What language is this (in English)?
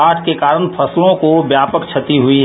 Hindi